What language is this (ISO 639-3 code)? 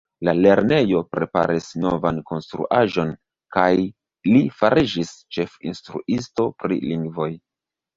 epo